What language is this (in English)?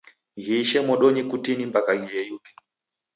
Taita